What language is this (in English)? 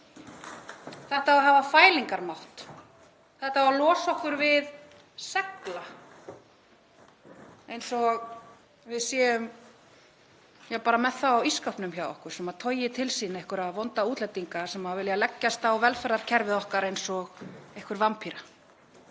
Icelandic